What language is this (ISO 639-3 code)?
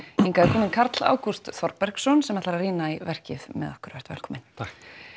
isl